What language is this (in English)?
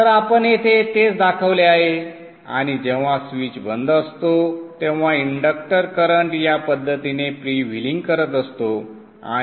Marathi